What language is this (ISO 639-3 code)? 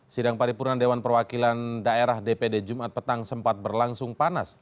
ind